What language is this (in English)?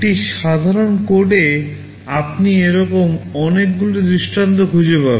Bangla